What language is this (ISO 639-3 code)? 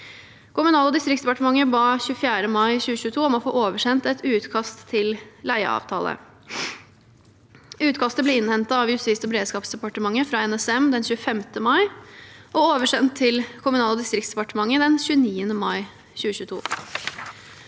nor